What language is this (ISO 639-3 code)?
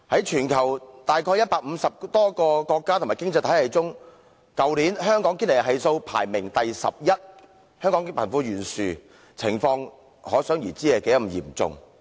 yue